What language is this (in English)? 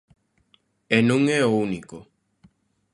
Galician